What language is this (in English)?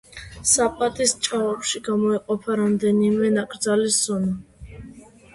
Georgian